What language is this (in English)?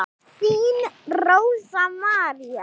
Icelandic